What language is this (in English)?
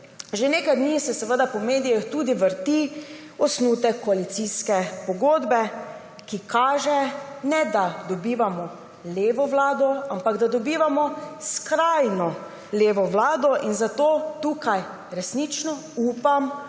Slovenian